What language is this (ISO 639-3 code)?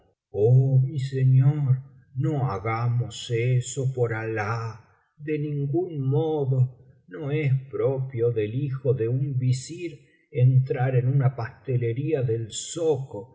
spa